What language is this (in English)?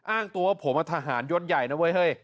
Thai